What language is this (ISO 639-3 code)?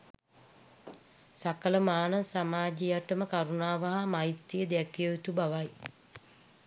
sin